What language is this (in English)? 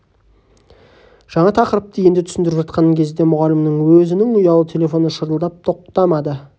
Kazakh